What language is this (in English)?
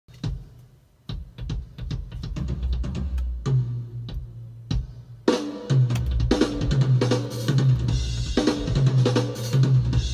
Thai